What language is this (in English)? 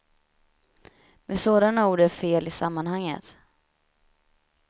Swedish